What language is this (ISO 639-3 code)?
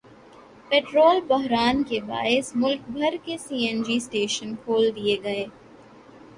urd